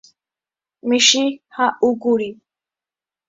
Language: Guarani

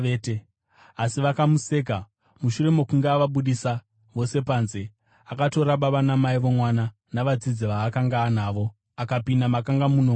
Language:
Shona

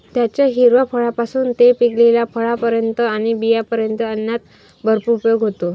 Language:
Marathi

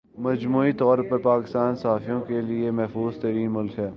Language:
Urdu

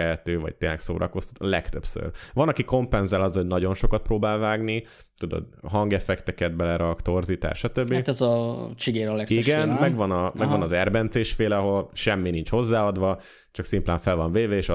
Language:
Hungarian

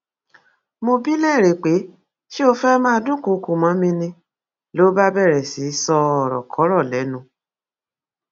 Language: Yoruba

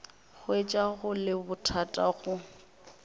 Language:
Northern Sotho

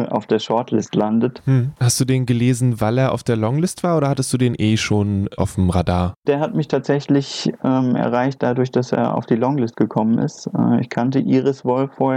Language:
German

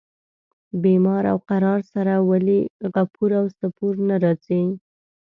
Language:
Pashto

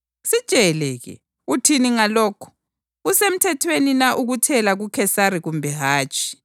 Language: North Ndebele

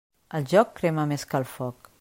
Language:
Catalan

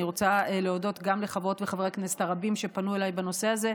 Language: Hebrew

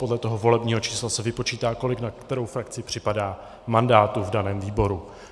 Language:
Czech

